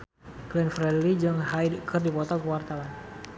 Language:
Sundanese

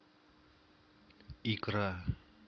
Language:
Russian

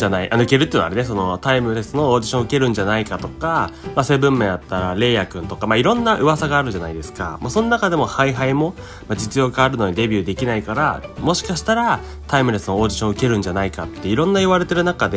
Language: Japanese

